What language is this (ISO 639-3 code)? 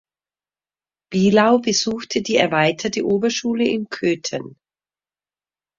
deu